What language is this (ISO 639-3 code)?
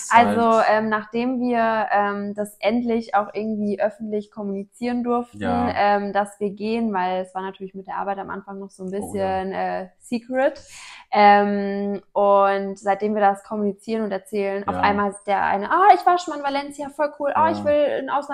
deu